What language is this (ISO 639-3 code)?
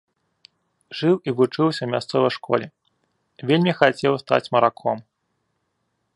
bel